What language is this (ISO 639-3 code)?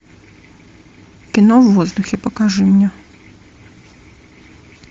rus